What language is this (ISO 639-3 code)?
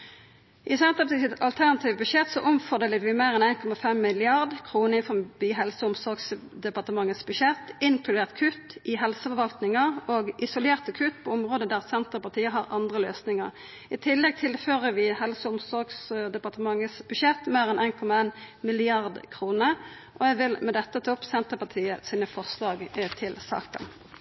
nno